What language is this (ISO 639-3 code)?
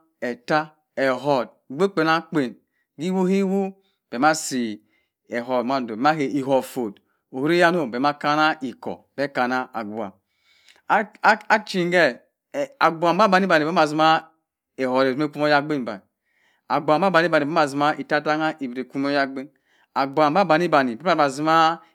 mfn